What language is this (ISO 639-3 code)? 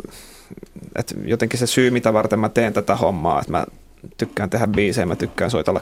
fin